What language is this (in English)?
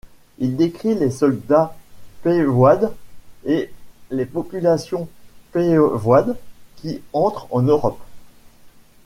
French